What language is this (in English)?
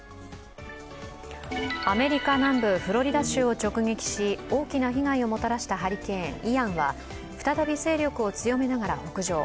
Japanese